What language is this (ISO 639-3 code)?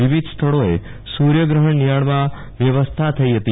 guj